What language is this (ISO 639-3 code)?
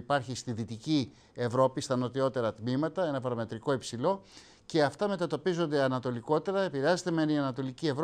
ell